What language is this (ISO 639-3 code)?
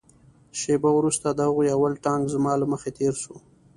pus